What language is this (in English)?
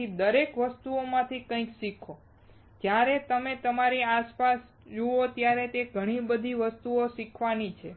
Gujarati